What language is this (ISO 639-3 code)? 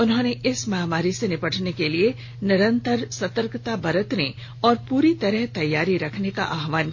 hin